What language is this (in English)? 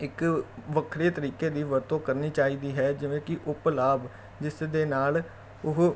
Punjabi